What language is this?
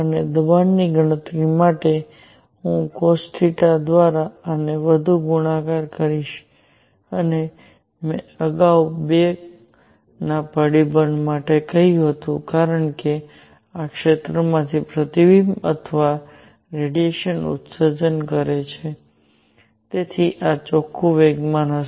Gujarati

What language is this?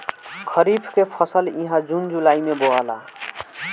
Bhojpuri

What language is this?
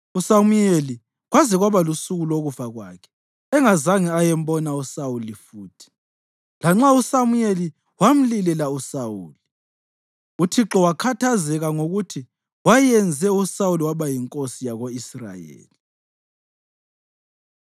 North Ndebele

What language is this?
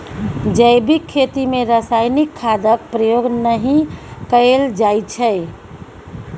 Maithili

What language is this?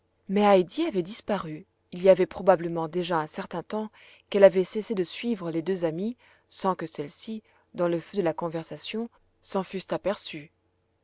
French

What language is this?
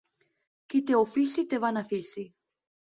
Catalan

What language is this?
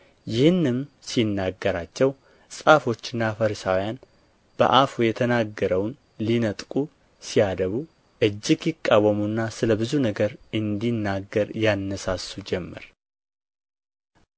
Amharic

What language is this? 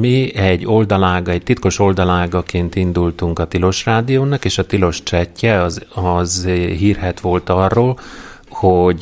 Hungarian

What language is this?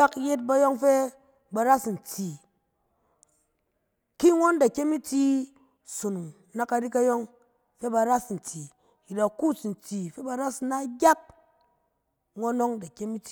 Cen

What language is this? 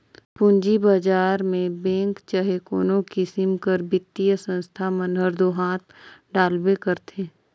Chhattisgarhi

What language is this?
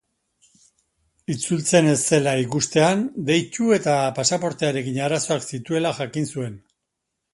Basque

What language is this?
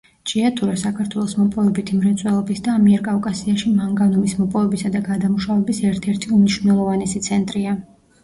Georgian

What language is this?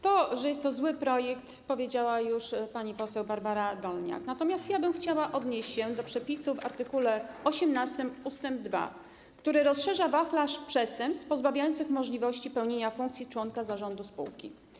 Polish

